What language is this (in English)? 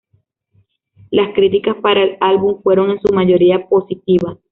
Spanish